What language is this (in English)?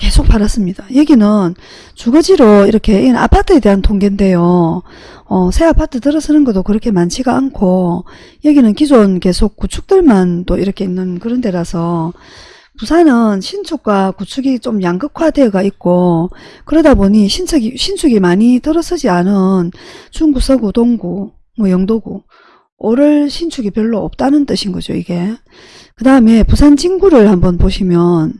Korean